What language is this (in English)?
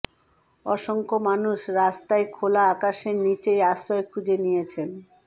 Bangla